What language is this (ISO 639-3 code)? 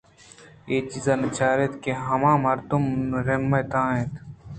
bgp